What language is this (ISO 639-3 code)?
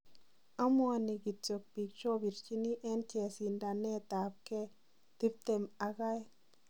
kln